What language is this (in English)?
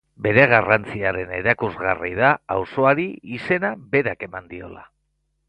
Basque